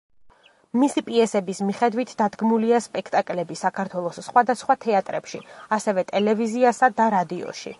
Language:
Georgian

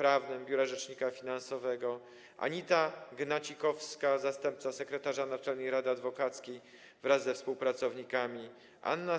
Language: Polish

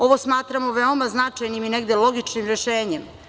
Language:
Serbian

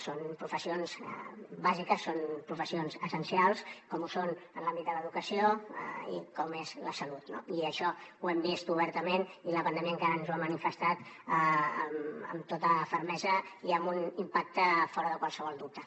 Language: Catalan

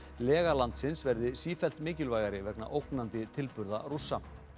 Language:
Icelandic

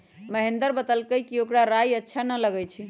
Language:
Magahi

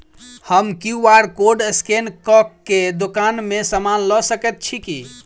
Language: Maithili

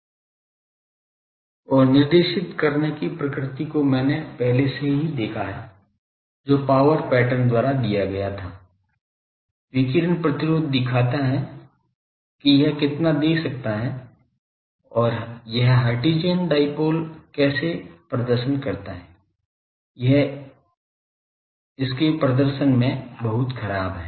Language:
Hindi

